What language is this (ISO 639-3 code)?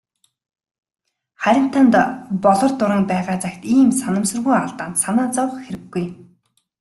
mon